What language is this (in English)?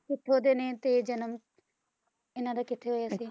Punjabi